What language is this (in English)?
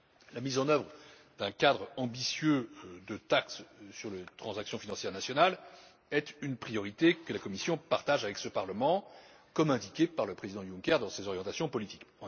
French